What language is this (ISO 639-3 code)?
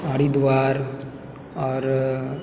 mai